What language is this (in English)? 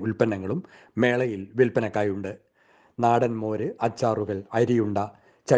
Malayalam